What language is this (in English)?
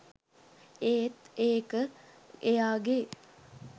Sinhala